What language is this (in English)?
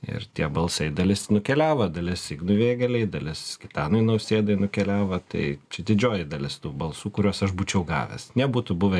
Lithuanian